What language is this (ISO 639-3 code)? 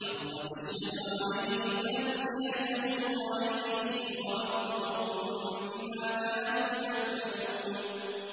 ara